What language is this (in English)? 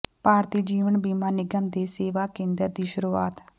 Punjabi